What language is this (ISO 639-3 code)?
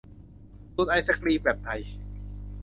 tha